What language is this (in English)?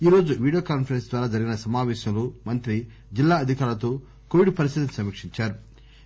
Telugu